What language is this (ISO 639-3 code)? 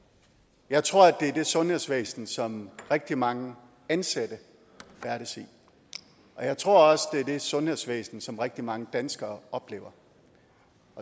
dan